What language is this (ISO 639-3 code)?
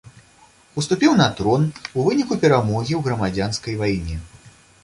bel